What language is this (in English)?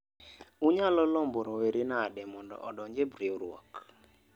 Luo (Kenya and Tanzania)